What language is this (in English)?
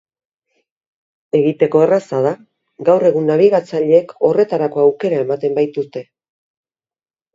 Basque